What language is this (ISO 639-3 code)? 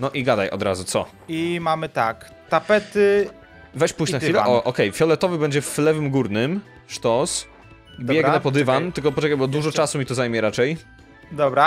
pol